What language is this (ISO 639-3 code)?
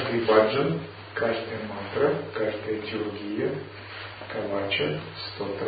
rus